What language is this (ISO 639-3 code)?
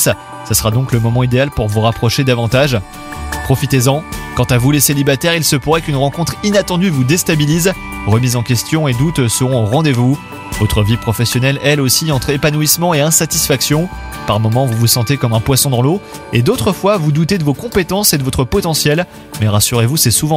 fra